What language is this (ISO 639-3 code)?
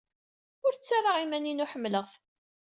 kab